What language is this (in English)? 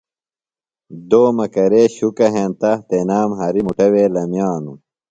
Phalura